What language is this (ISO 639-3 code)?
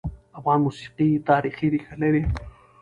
pus